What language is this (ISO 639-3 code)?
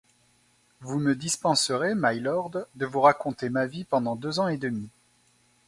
fra